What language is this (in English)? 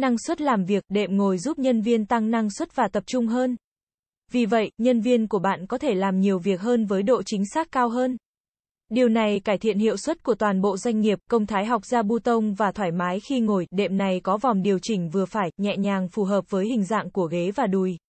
Vietnamese